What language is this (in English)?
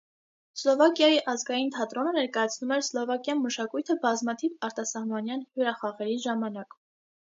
Armenian